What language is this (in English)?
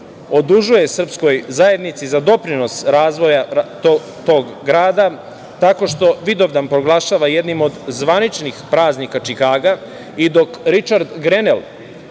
Serbian